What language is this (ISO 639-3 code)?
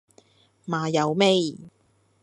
yue